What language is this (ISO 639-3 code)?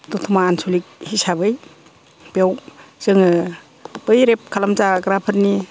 brx